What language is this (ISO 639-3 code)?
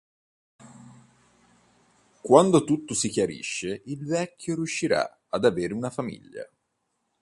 ita